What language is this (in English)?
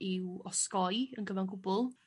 Welsh